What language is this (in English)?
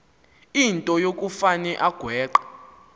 Xhosa